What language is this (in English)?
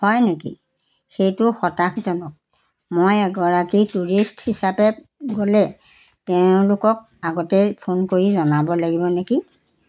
Assamese